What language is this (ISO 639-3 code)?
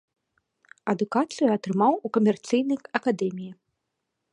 bel